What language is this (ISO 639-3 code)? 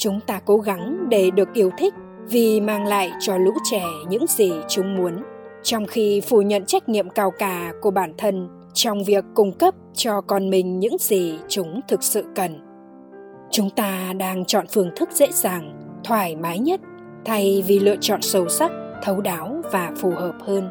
vie